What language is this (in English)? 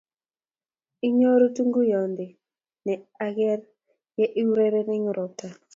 Kalenjin